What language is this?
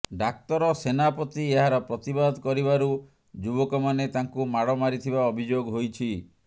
Odia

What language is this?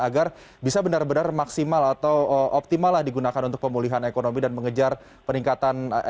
Indonesian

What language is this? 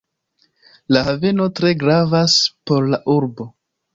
Esperanto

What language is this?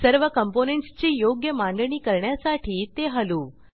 Marathi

